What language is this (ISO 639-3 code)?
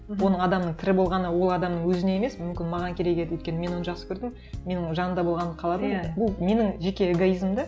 kaz